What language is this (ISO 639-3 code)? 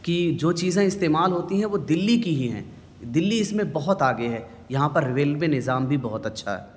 urd